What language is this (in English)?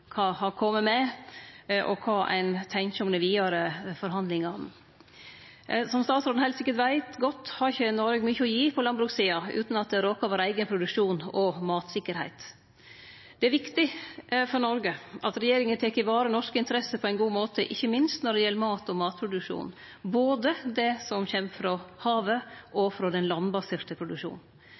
Norwegian Nynorsk